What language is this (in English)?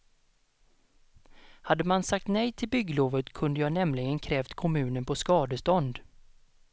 Swedish